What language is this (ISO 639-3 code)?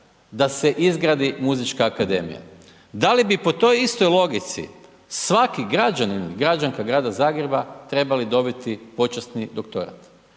hrv